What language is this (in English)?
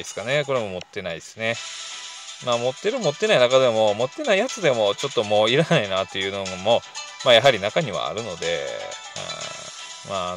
Japanese